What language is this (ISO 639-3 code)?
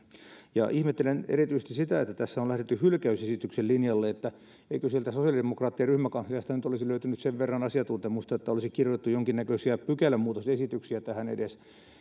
fin